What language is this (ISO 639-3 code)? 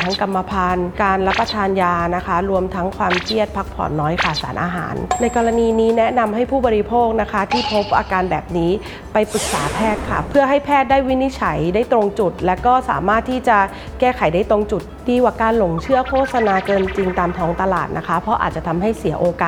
tha